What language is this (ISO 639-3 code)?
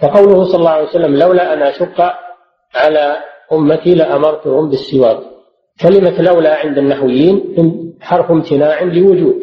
ara